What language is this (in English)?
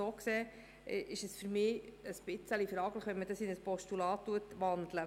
Swiss German